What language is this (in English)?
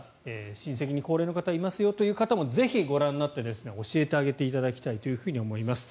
Japanese